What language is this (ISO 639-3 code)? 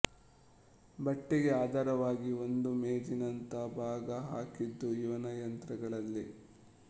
kan